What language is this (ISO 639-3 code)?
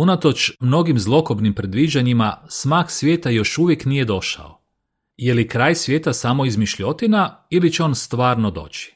hrv